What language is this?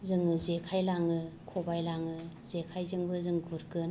Bodo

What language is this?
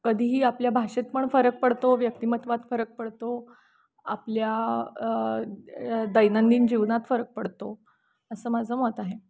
Marathi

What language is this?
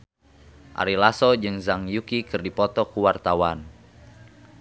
Sundanese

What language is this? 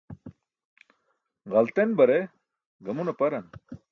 Burushaski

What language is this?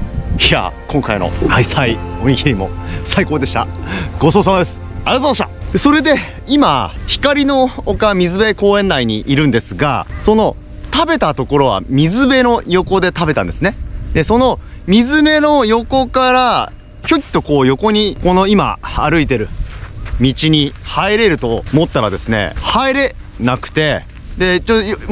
Japanese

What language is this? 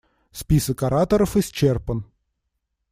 Russian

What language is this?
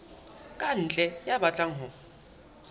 Southern Sotho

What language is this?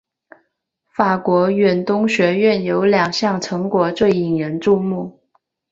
Chinese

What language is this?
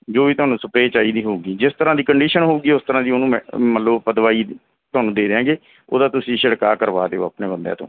Punjabi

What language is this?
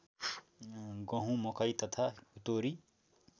Nepali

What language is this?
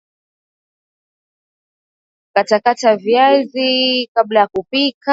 Swahili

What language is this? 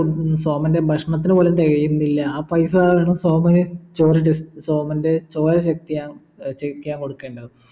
Malayalam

